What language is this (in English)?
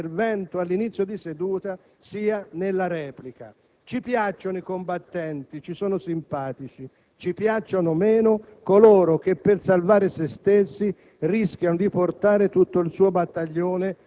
Italian